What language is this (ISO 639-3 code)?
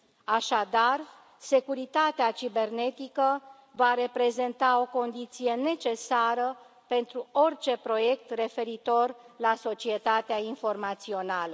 ron